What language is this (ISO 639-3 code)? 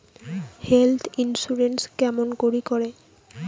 ben